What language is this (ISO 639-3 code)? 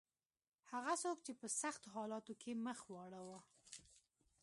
pus